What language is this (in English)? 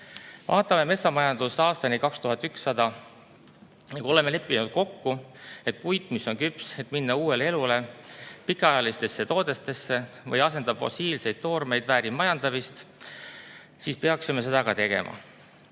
Estonian